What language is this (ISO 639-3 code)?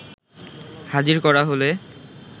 ben